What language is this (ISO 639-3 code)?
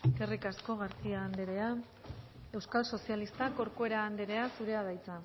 eus